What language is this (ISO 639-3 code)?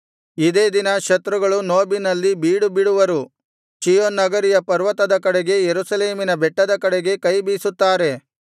kan